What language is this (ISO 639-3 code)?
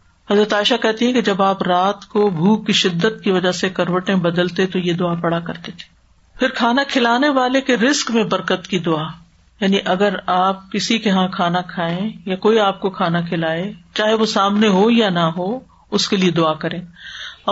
urd